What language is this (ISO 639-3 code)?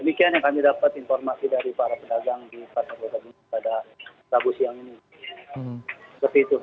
ind